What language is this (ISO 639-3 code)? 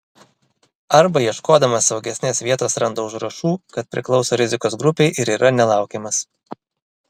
lit